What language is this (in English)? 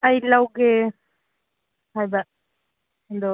Manipuri